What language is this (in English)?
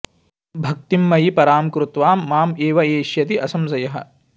Sanskrit